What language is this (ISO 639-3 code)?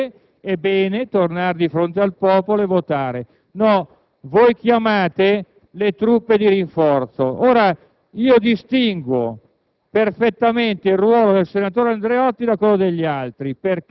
ita